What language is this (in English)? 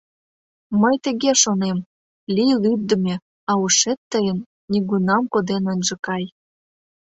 Mari